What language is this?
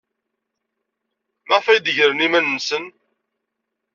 Kabyle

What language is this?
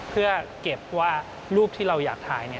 Thai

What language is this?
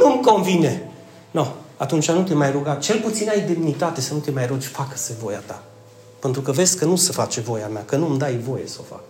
Romanian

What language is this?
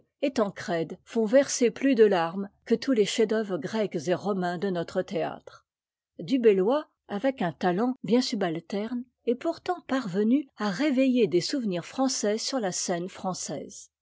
French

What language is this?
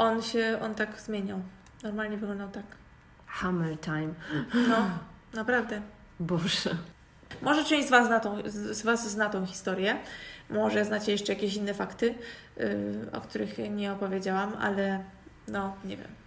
Polish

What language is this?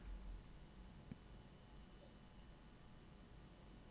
Norwegian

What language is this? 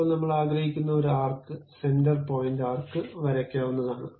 Malayalam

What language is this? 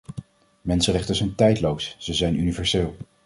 Dutch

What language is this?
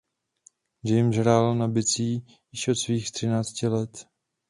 Czech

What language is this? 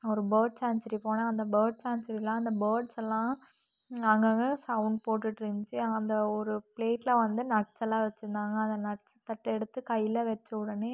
Tamil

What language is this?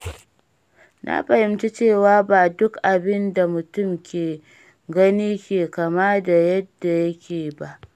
Hausa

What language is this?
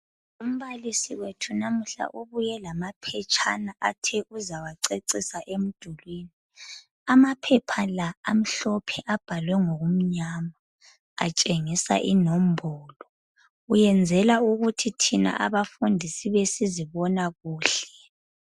North Ndebele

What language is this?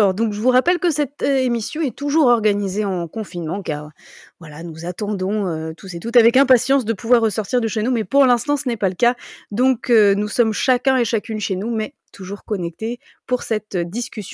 French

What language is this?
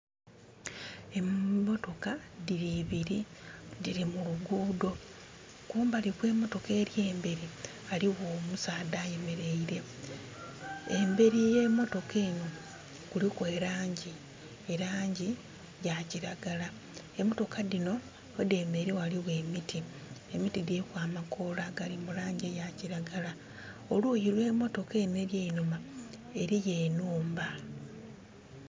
Soga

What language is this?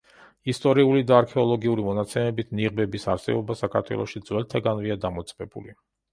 Georgian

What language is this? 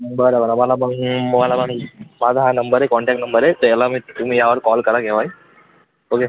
Marathi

